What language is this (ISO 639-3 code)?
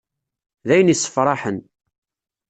kab